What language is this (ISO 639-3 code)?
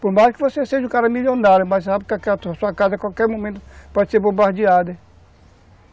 por